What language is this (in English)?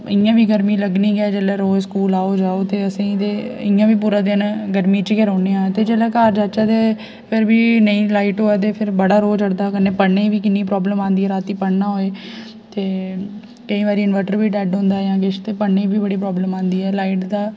Dogri